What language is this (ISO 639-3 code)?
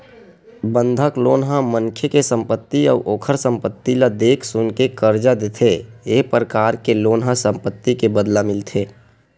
hne